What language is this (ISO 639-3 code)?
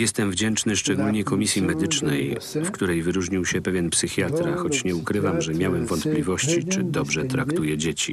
pol